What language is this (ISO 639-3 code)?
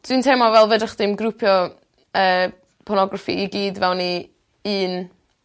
cym